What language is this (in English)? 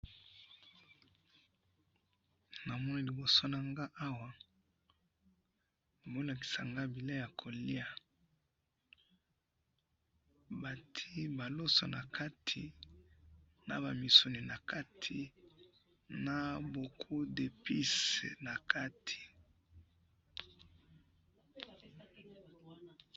Lingala